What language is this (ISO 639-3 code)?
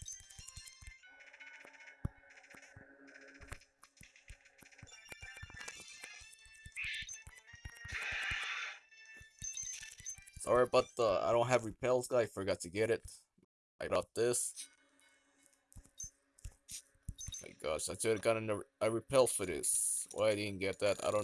eng